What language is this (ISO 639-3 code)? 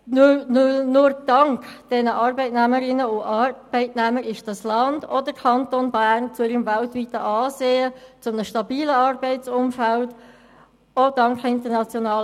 gsw